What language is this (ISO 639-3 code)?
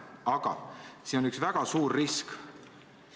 est